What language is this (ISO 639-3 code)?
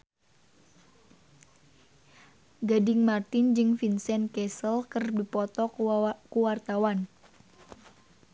sun